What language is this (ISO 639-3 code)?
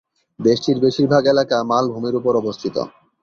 ben